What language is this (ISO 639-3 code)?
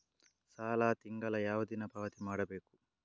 kan